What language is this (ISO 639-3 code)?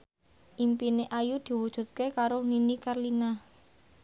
jav